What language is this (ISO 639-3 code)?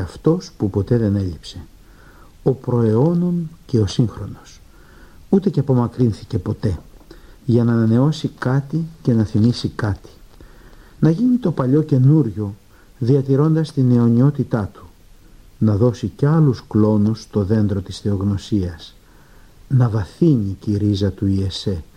ell